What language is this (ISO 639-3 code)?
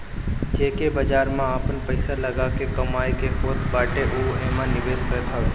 bho